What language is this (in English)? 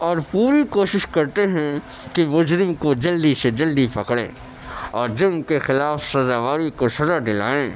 Urdu